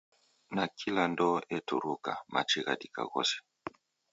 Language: Taita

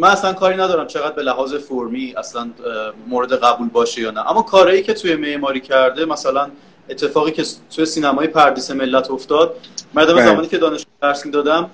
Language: Persian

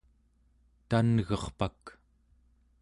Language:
Central Yupik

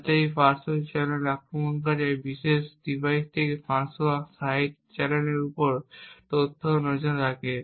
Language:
Bangla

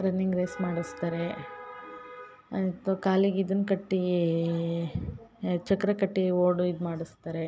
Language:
Kannada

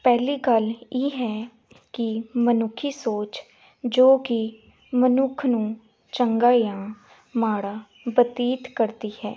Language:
Punjabi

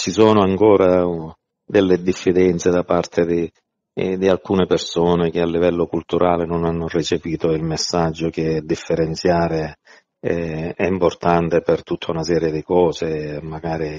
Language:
Italian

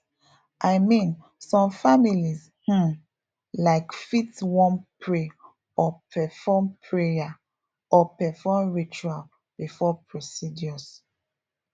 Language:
Nigerian Pidgin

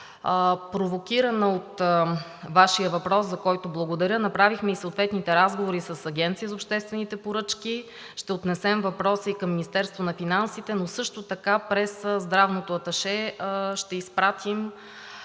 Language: Bulgarian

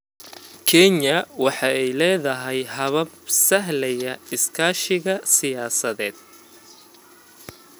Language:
Somali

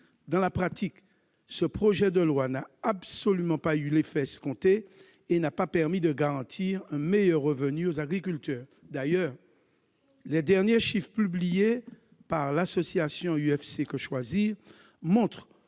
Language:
French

